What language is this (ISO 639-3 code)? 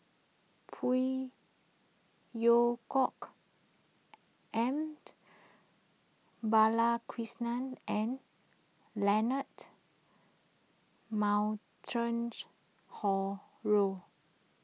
eng